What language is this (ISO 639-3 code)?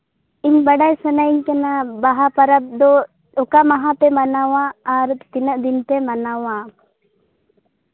sat